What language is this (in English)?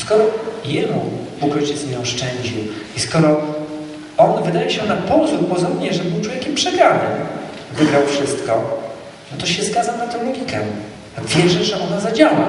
Polish